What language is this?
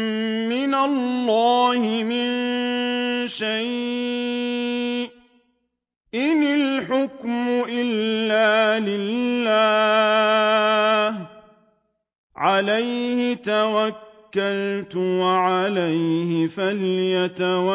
Arabic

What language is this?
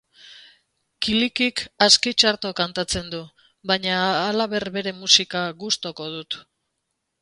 Basque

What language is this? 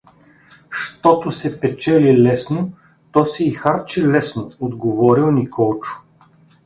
Bulgarian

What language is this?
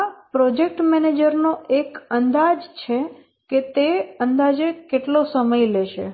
Gujarati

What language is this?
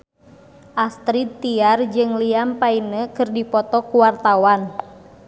Sundanese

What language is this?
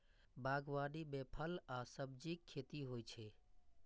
Maithili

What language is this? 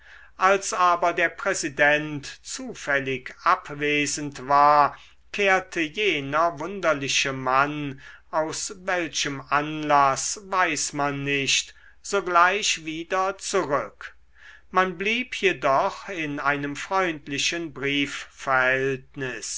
German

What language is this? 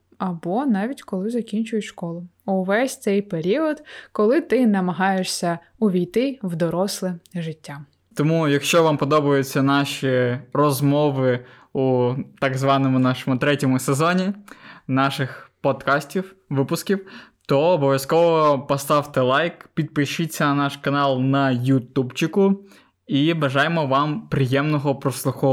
Ukrainian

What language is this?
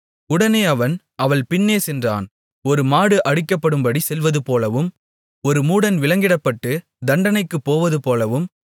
Tamil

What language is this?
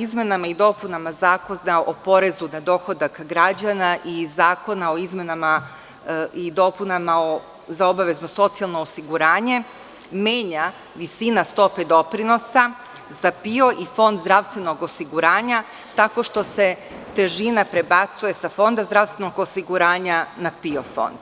Serbian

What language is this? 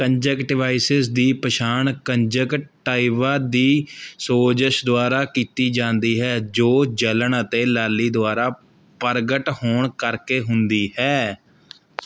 Punjabi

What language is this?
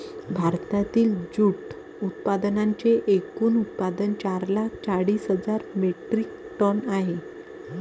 Marathi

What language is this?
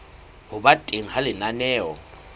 Southern Sotho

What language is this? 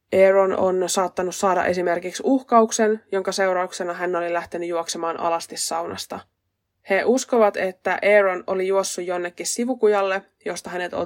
Finnish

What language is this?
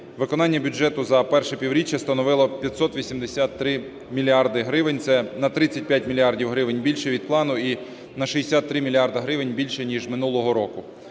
Ukrainian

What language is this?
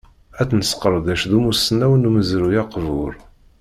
Kabyle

